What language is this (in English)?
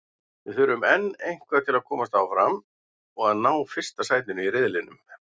Icelandic